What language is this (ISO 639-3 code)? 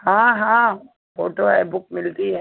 hin